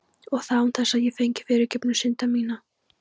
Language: Icelandic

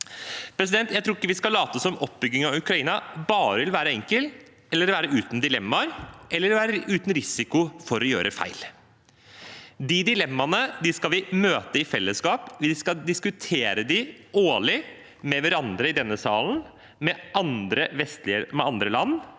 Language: Norwegian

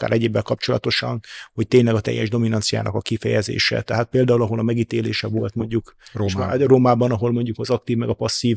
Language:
Hungarian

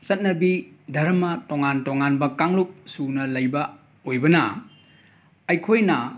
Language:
Manipuri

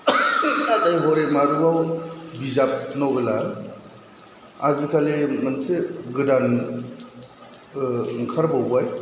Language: Bodo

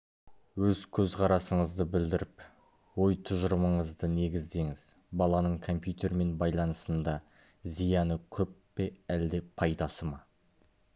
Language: Kazakh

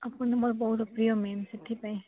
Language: Odia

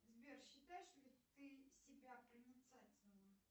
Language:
Russian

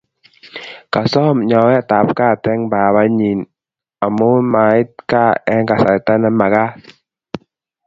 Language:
Kalenjin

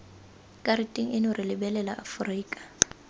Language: Tswana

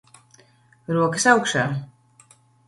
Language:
Latvian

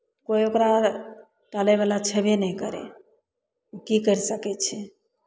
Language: Maithili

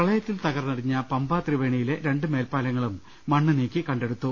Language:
Malayalam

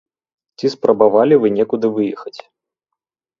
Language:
Belarusian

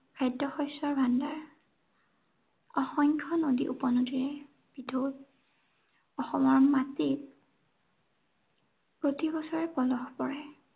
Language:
Assamese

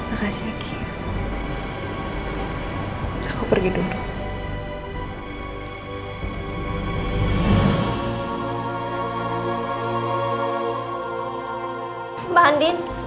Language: Indonesian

